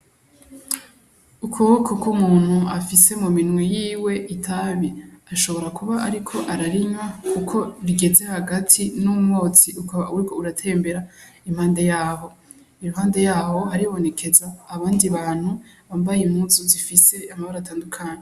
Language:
Rundi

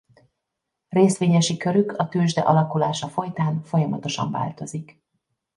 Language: Hungarian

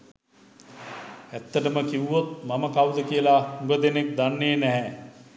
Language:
Sinhala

